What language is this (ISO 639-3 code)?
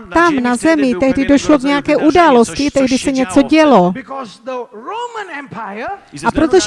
ces